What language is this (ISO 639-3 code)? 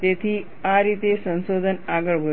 guj